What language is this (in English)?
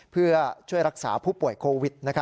Thai